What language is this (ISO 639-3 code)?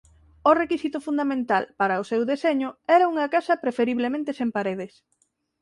glg